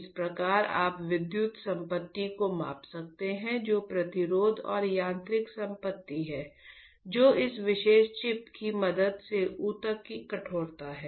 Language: Hindi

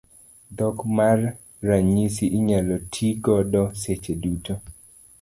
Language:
Luo (Kenya and Tanzania)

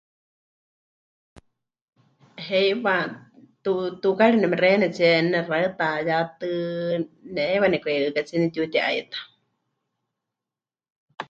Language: Huichol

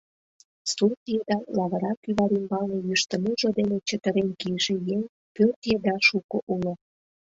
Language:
Mari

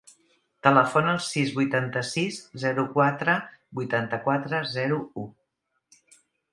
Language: Catalan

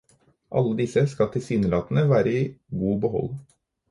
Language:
Norwegian Bokmål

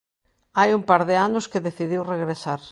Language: Galician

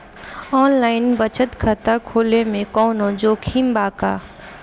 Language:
Bhojpuri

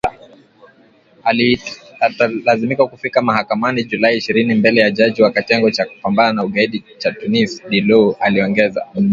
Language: Swahili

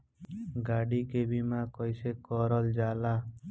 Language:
Bhojpuri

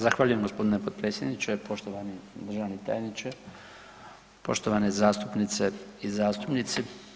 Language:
Croatian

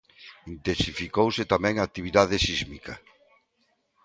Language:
Galician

